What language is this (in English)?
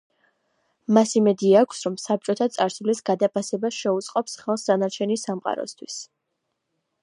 Georgian